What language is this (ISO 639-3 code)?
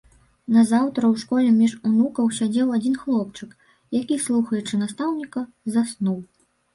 bel